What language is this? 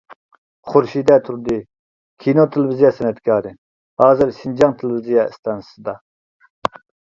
Uyghur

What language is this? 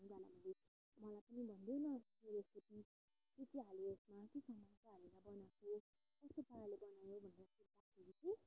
Nepali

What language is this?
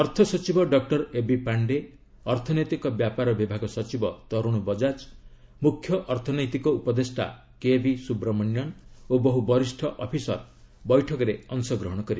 Odia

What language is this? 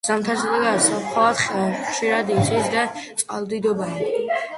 Georgian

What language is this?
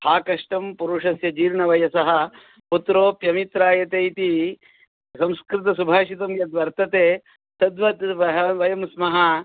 Sanskrit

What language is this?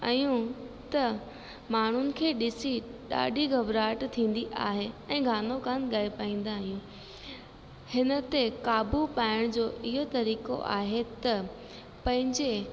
Sindhi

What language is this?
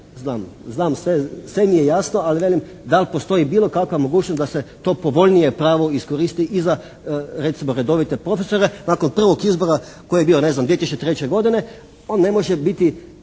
Croatian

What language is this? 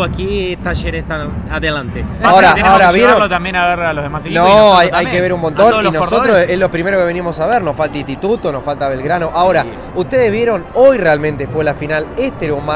Spanish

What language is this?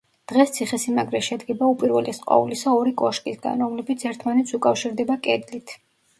Georgian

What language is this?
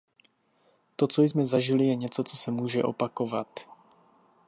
Czech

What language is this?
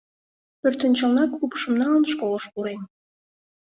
Mari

